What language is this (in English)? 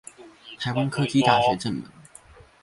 Chinese